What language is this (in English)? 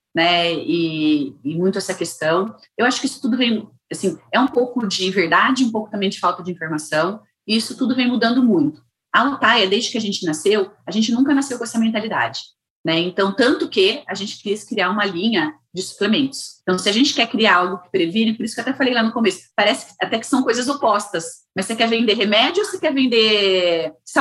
Portuguese